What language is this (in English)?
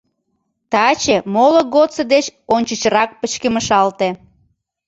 Mari